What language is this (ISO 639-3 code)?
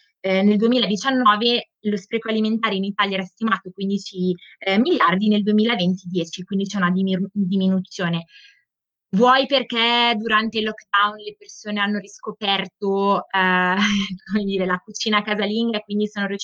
ita